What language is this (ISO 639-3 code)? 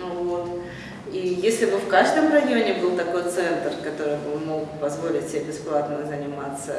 rus